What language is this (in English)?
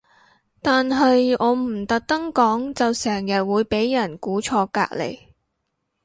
Cantonese